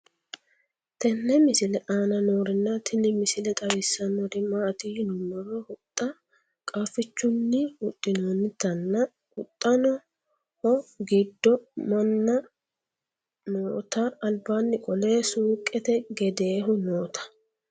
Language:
Sidamo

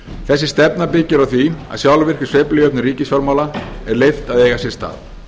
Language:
Icelandic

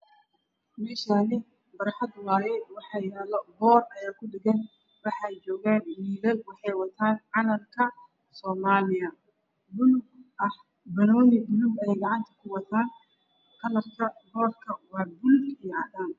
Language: Somali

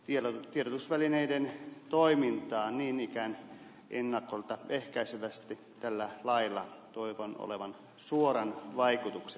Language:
Finnish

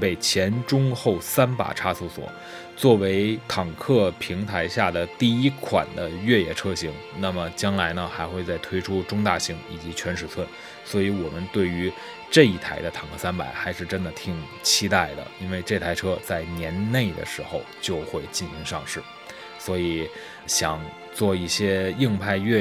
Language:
Chinese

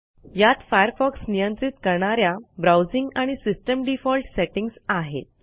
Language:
Marathi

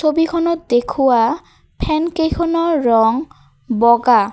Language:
Assamese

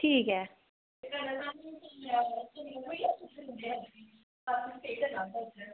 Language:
Dogri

